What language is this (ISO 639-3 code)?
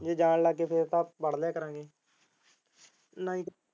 pan